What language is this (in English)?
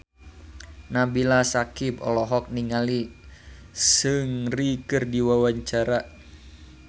Sundanese